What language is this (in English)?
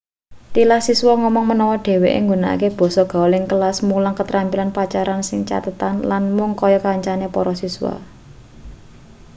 Javanese